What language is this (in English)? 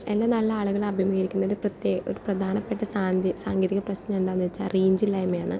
Malayalam